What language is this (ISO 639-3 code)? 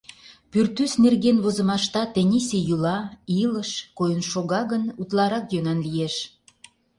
chm